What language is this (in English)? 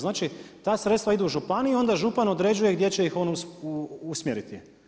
Croatian